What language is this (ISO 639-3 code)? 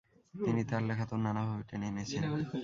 ben